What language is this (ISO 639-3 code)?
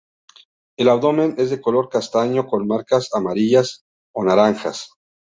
spa